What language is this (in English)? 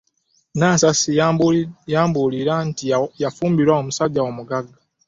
Ganda